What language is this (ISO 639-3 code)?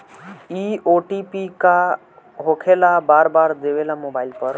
bho